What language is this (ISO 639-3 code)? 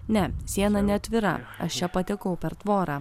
lit